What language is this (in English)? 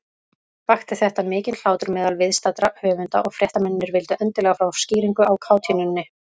Icelandic